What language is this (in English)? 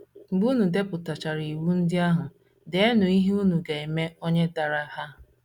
Igbo